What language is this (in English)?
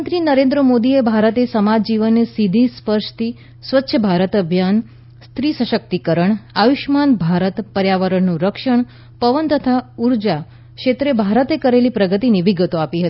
Gujarati